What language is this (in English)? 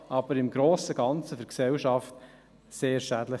Swiss German